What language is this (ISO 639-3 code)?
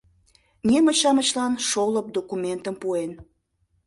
chm